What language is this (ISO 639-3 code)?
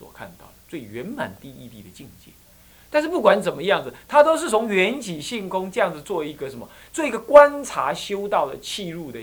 zho